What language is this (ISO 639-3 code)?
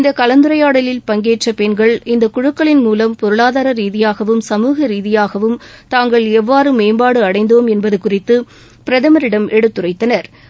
tam